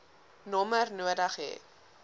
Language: Afrikaans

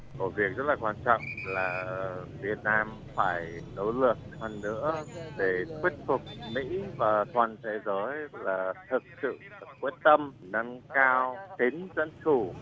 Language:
Vietnamese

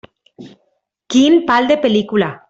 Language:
Catalan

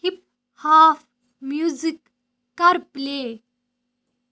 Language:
Kashmiri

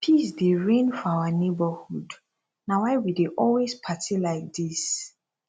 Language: Nigerian Pidgin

